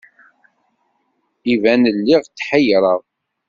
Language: Kabyle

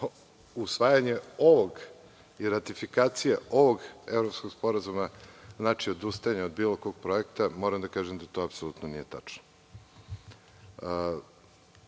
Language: Serbian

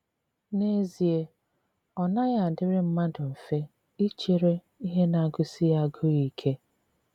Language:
Igbo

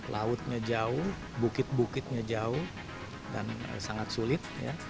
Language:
Indonesian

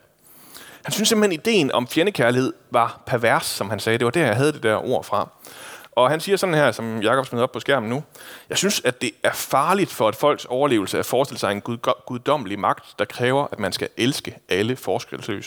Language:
Danish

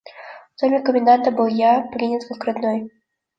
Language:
Russian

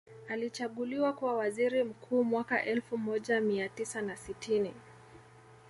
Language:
Swahili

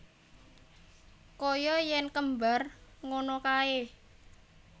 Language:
Javanese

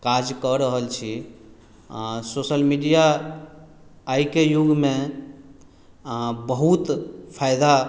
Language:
Maithili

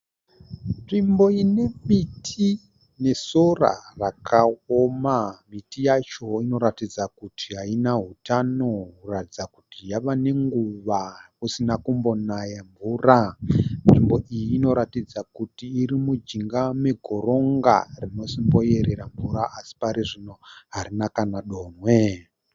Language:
Shona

